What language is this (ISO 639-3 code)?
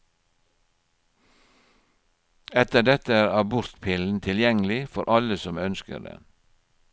nor